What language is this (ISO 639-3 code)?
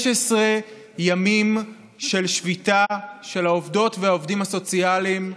heb